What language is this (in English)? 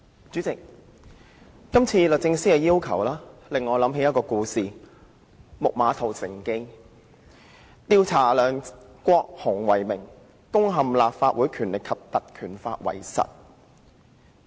Cantonese